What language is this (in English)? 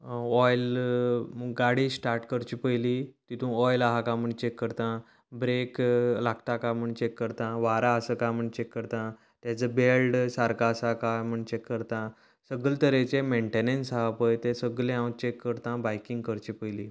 Konkani